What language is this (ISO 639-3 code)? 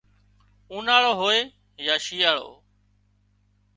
kxp